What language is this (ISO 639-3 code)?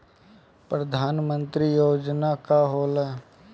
bho